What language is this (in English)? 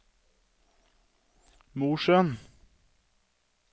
Norwegian